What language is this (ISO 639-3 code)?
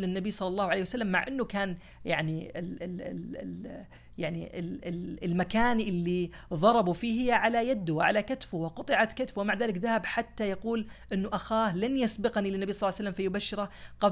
ara